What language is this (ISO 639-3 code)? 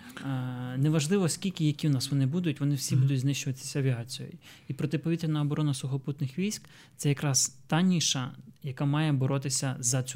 ukr